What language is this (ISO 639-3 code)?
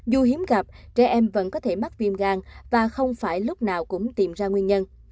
vie